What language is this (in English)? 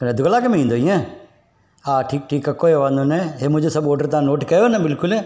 Sindhi